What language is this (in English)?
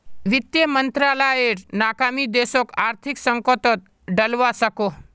Magahi